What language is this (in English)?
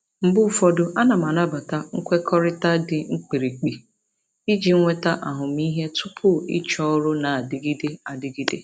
Igbo